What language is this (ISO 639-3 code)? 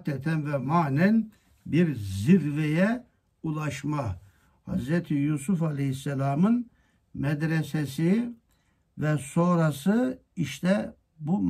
tur